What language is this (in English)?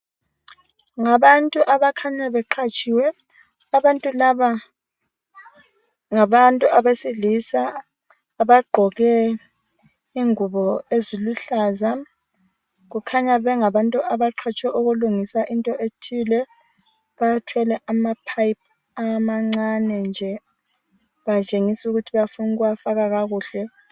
North Ndebele